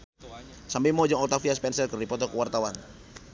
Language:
Sundanese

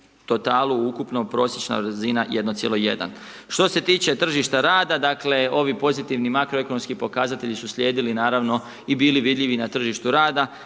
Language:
Croatian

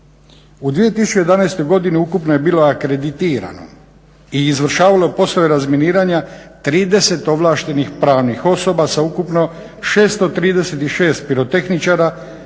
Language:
Croatian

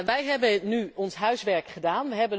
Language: Dutch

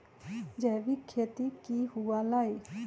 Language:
Magahi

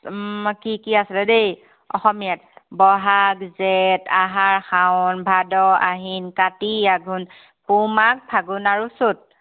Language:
Assamese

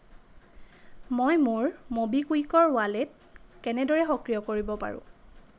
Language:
Assamese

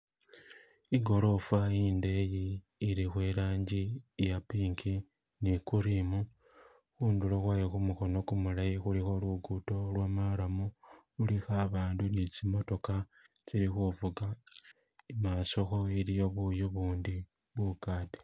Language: Masaaba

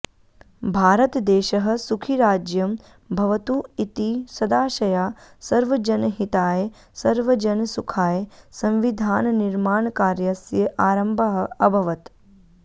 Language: Sanskrit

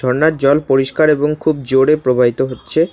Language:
Bangla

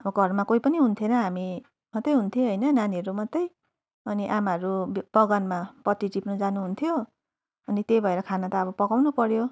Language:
Nepali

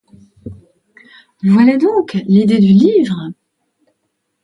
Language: French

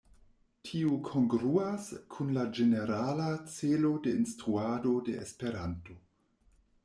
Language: Esperanto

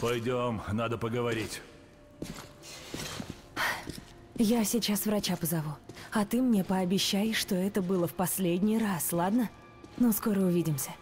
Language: Russian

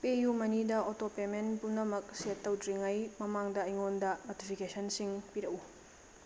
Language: Manipuri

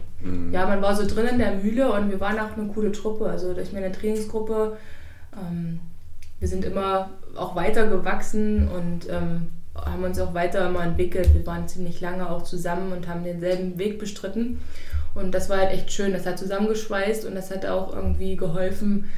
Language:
German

